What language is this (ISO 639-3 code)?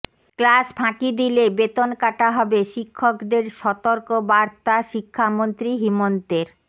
ben